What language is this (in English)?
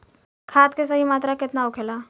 Bhojpuri